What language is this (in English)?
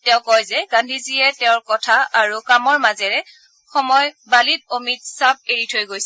Assamese